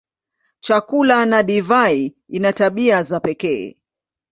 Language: Swahili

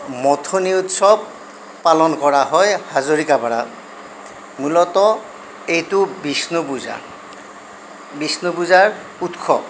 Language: Assamese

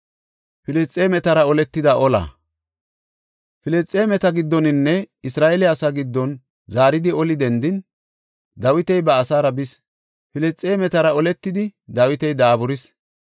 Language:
Gofa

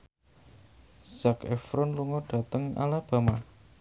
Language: Javanese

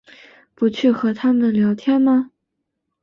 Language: Chinese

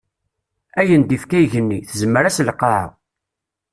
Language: Kabyle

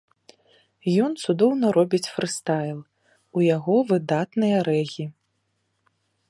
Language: Belarusian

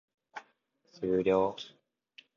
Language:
Japanese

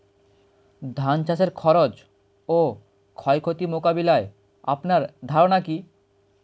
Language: Bangla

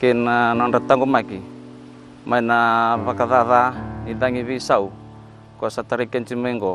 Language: Indonesian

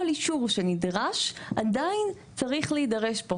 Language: Hebrew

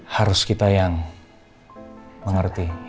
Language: Indonesian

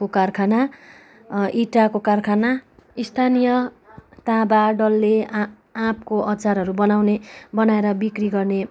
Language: Nepali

